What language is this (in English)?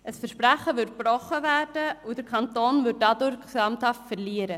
Swiss German